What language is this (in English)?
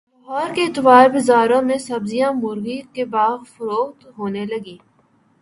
Urdu